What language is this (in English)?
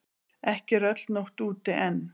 Icelandic